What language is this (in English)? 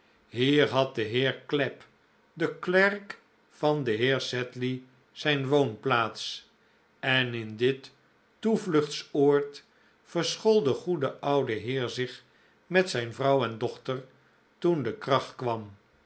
Dutch